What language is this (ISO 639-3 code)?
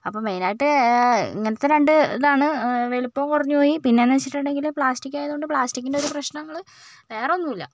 mal